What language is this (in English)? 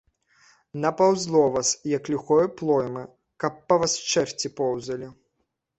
Belarusian